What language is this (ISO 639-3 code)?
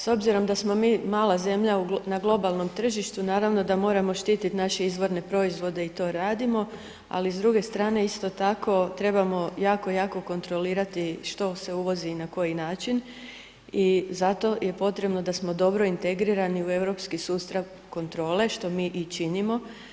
hrv